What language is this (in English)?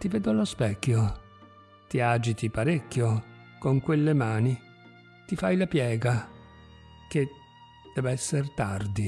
Italian